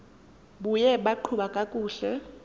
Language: Xhosa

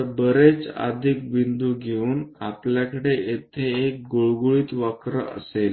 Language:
Marathi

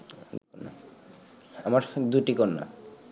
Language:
Bangla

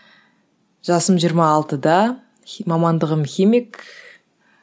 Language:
Kazakh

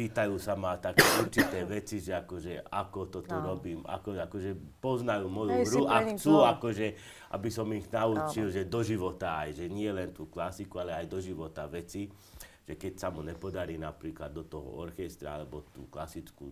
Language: Slovak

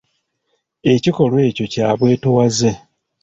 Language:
Ganda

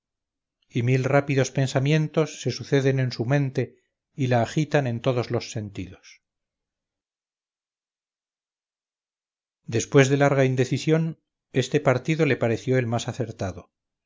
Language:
Spanish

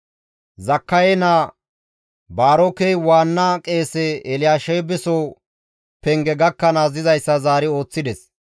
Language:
Gamo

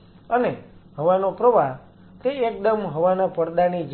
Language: Gujarati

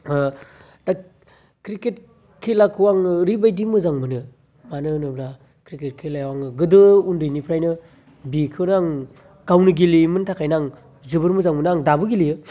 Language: Bodo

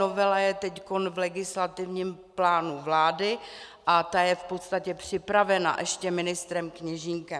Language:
Czech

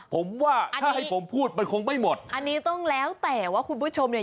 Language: Thai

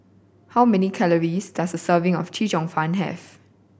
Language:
English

